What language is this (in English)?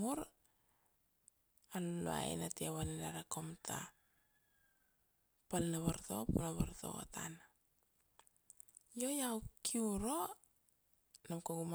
Kuanua